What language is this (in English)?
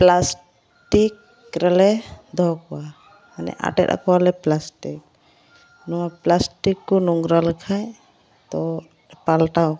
Santali